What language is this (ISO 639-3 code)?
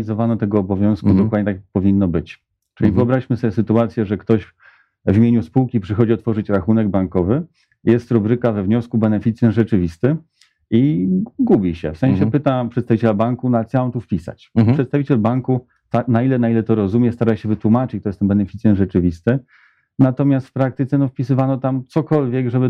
pol